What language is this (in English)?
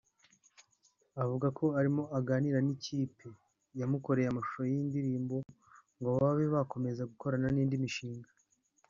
Kinyarwanda